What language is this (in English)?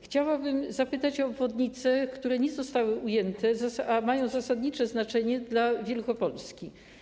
Polish